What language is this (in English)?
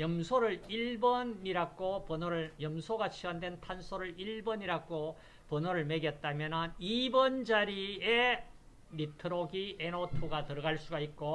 Korean